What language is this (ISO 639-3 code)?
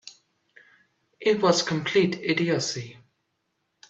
eng